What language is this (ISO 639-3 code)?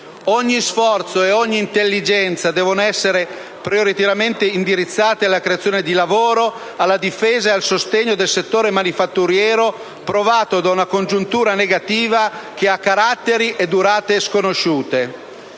ita